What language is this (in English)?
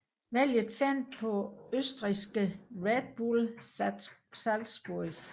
Danish